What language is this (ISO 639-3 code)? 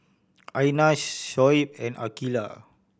eng